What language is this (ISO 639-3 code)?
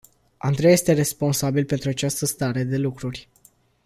ron